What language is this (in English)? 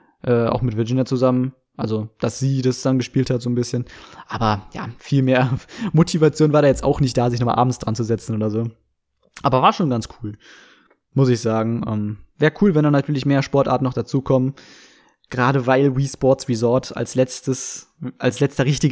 German